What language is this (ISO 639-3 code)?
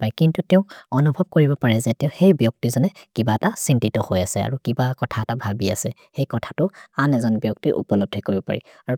mrr